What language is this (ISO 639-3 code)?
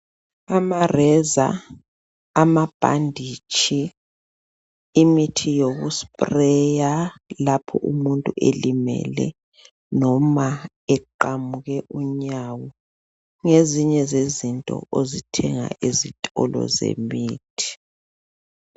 nde